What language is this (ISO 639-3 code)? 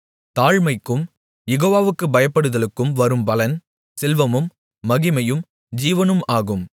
tam